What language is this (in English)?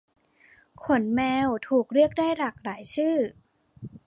Thai